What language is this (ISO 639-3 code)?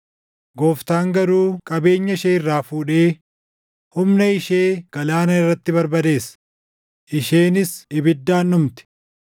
orm